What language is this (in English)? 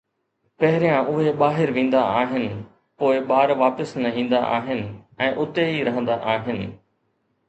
Sindhi